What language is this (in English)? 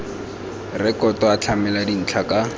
Tswana